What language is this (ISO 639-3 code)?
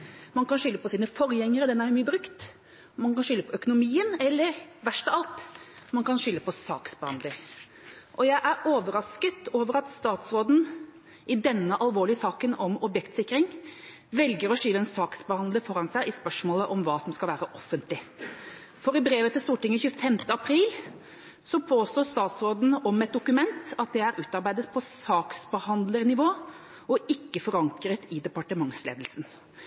nob